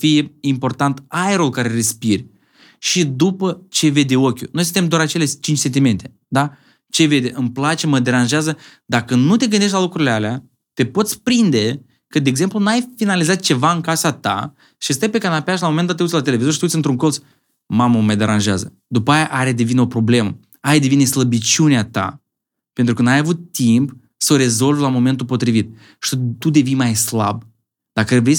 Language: Romanian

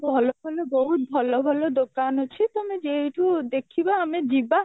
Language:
Odia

